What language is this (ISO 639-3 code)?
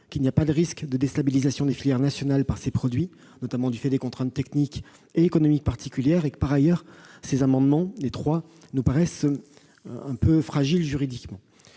fra